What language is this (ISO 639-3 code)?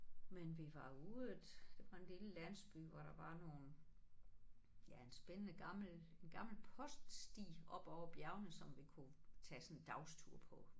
dan